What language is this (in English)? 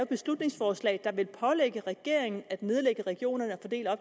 Danish